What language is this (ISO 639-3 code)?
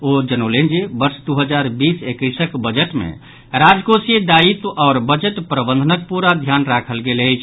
mai